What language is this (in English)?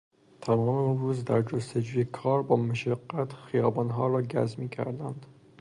Persian